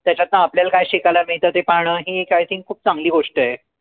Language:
Marathi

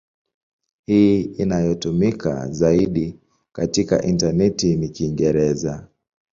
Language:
Swahili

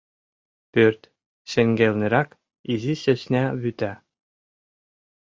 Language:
Mari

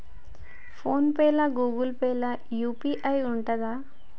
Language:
Telugu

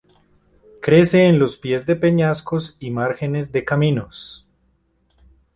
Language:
Spanish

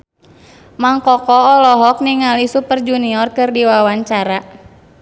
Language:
Sundanese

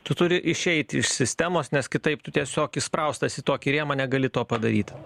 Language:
Lithuanian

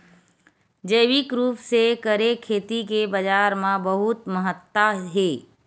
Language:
Chhattisgarhi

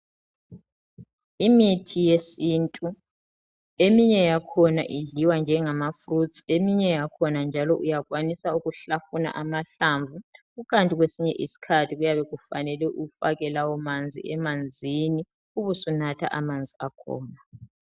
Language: North Ndebele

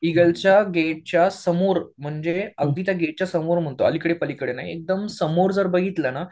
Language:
Marathi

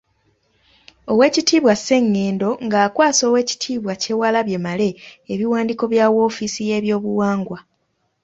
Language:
Ganda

